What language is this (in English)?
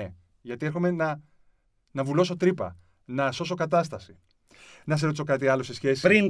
Greek